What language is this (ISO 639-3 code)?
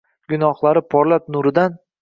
uzb